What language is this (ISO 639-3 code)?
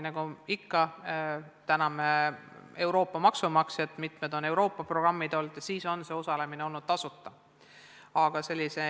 est